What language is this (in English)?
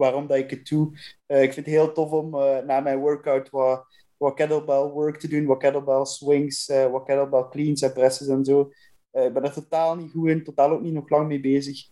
Dutch